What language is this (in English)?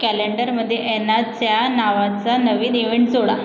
Marathi